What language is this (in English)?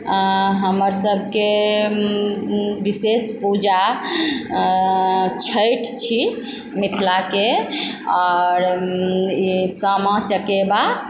Maithili